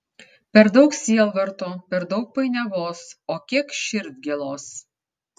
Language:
Lithuanian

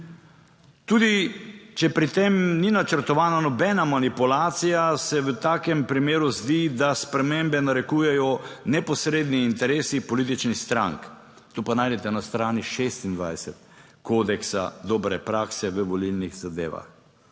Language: Slovenian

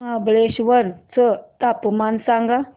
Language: Marathi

